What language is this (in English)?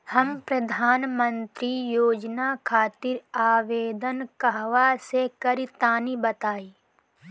Bhojpuri